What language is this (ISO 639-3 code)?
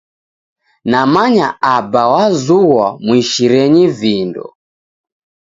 dav